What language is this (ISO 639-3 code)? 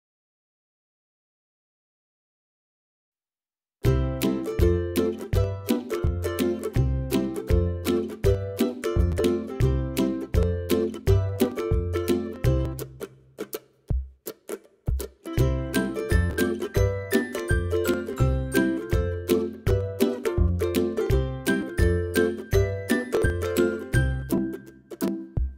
jpn